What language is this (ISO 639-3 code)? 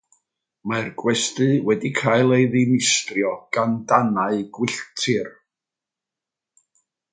cym